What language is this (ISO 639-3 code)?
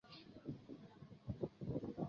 zho